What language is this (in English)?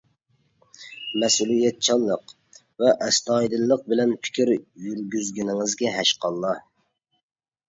Uyghur